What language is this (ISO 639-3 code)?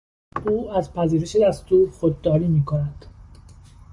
fas